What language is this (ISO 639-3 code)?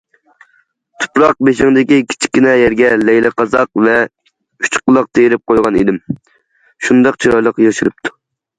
uig